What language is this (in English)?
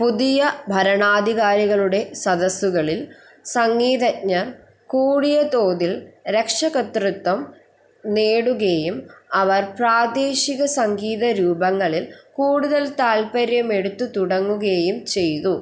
Malayalam